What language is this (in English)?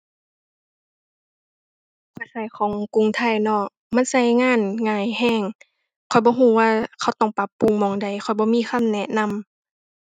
Thai